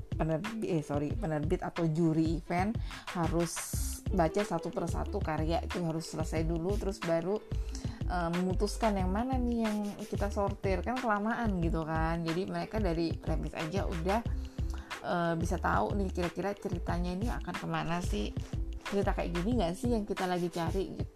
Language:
Indonesian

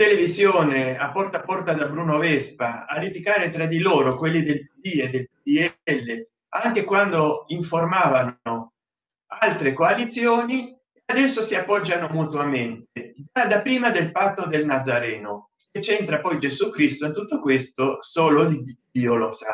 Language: Italian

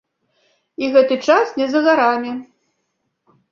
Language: Belarusian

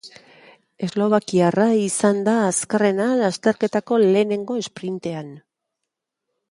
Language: Basque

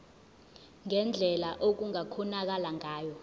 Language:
Zulu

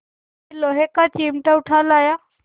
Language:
Hindi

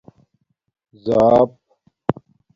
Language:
Domaaki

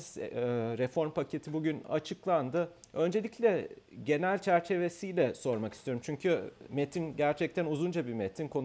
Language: Turkish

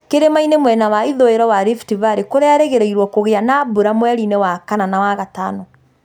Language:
Kikuyu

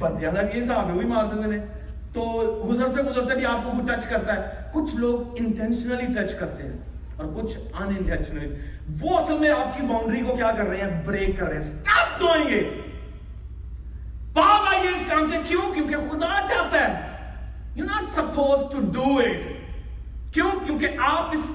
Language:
Urdu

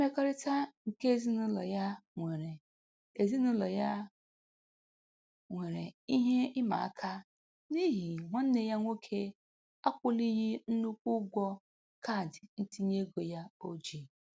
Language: Igbo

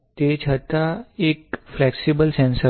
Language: Gujarati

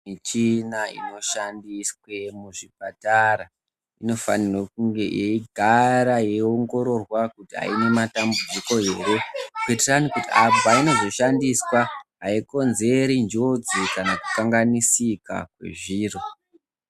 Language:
Ndau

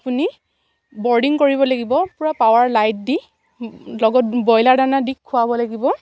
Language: Assamese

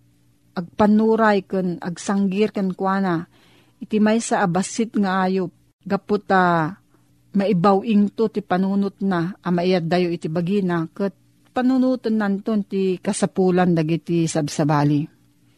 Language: Filipino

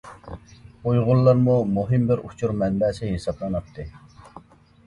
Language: Uyghur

